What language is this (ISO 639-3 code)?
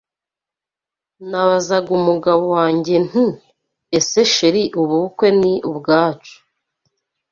kin